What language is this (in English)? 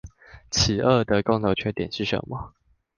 Chinese